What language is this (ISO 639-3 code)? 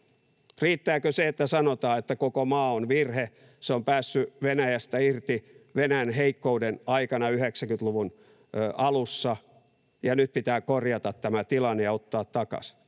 fin